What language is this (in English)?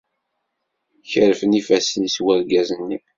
Kabyle